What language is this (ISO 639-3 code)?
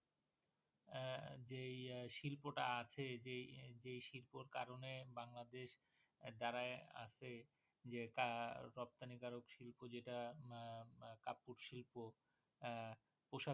ben